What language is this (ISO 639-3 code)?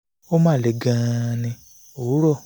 yor